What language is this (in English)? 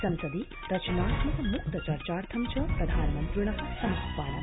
Sanskrit